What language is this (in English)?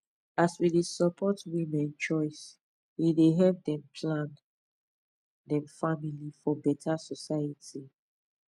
Nigerian Pidgin